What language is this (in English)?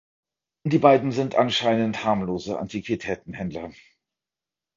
German